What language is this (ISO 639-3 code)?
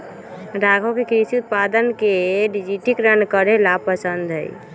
mag